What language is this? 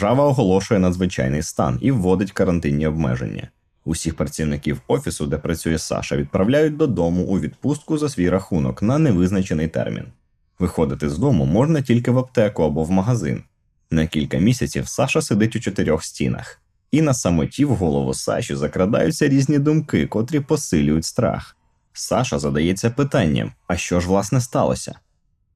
Ukrainian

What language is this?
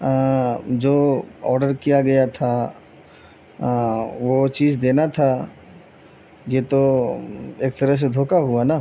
Urdu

